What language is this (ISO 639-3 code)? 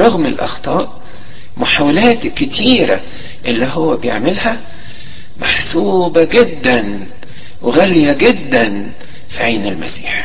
ara